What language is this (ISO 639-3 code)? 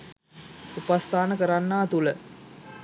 sin